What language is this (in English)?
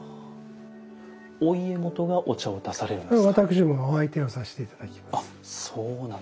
Japanese